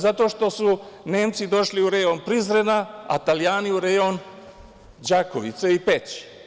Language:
Serbian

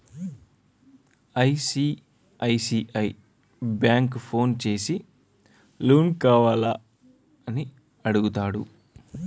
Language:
Telugu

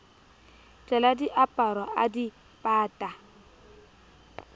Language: Southern Sotho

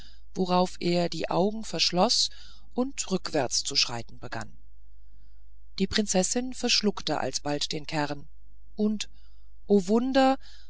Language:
German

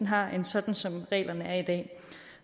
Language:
Danish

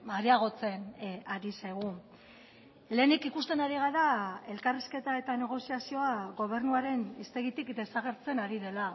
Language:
Basque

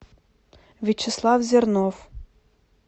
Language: Russian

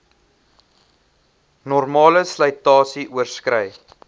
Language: Afrikaans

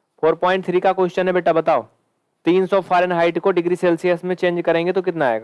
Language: Hindi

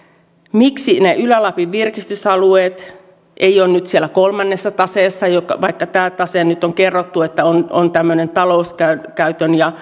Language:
Finnish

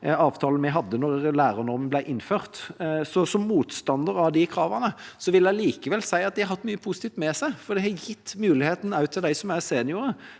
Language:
Norwegian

